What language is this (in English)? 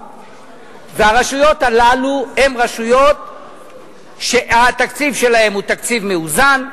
Hebrew